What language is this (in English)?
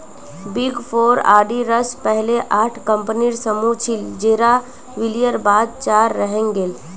Magahi